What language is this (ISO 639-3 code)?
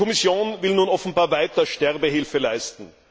deu